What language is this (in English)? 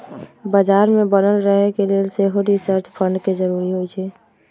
Magahi